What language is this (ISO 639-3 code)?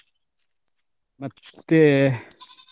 kan